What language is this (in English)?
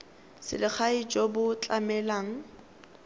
Tswana